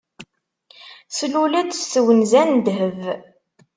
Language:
Kabyle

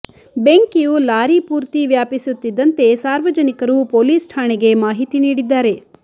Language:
Kannada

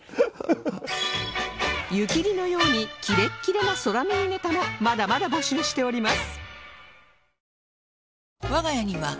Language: Japanese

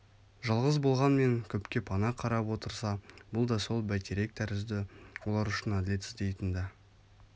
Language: Kazakh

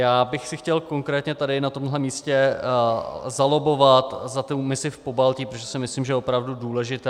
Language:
Czech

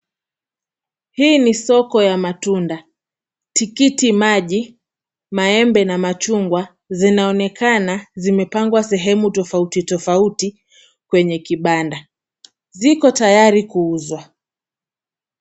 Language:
Swahili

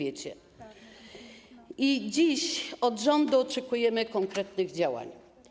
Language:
Polish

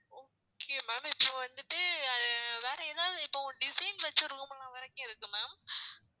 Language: Tamil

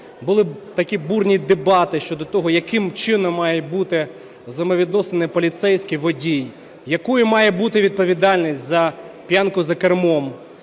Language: Ukrainian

